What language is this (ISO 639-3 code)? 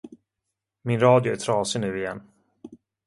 swe